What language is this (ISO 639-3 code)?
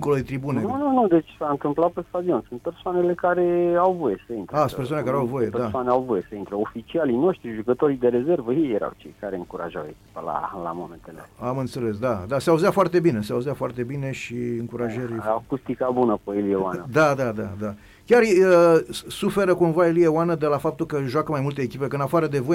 ron